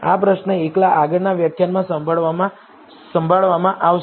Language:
Gujarati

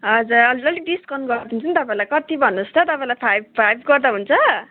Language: Nepali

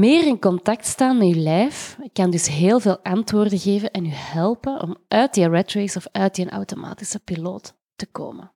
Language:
Dutch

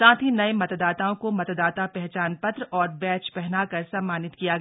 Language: Hindi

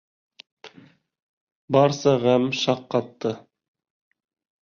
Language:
Bashkir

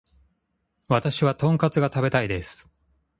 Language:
Japanese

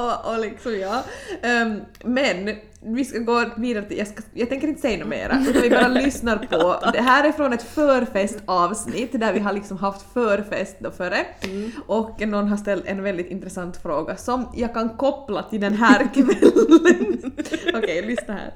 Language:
Swedish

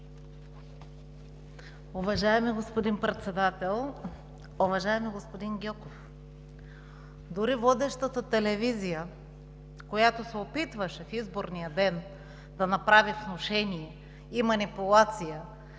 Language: Bulgarian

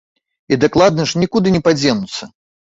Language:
Belarusian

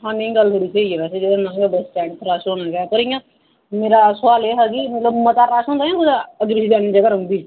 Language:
Dogri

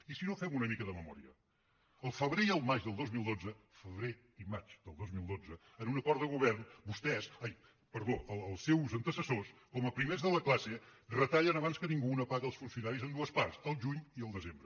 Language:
Catalan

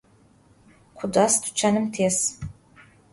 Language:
Adyghe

